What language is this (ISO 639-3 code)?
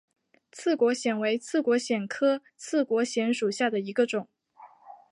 zho